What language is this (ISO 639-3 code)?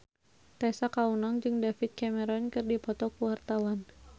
sun